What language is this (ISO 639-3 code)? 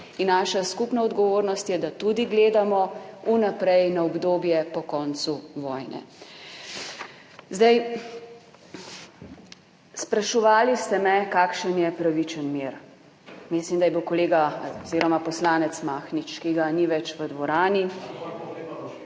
slv